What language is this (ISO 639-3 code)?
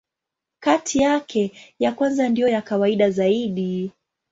swa